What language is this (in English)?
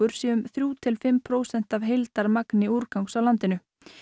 Icelandic